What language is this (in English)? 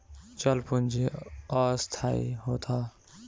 Bhojpuri